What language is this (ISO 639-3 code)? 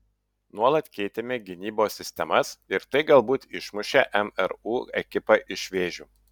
lit